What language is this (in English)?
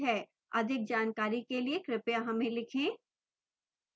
Hindi